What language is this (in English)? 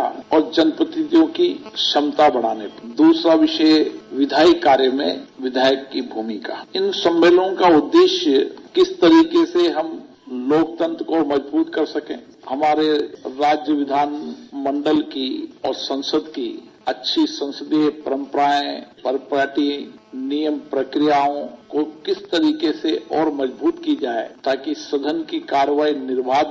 Hindi